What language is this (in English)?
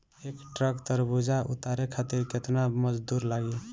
Bhojpuri